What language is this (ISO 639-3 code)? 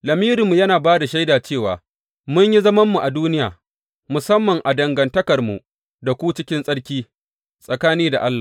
hau